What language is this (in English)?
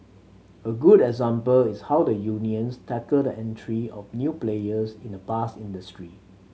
English